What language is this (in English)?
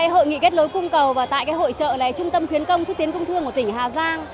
Vietnamese